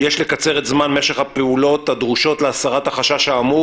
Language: Hebrew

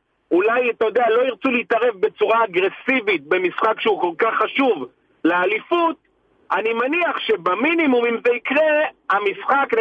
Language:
Hebrew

